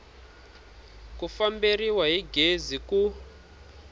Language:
Tsonga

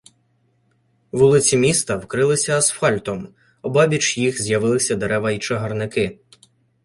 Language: Ukrainian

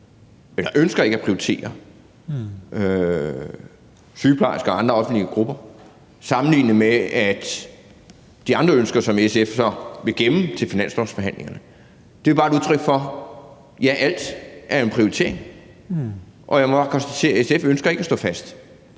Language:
Danish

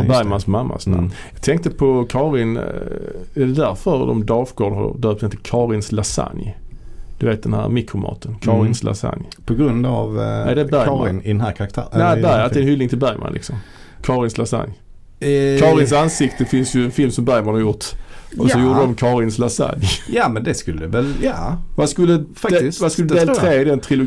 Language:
Swedish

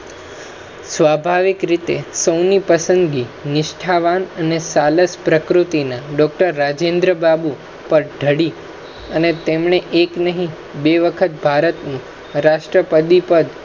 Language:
Gujarati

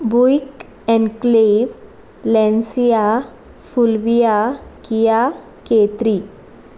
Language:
Konkani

